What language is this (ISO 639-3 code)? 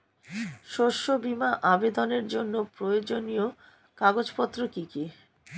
ben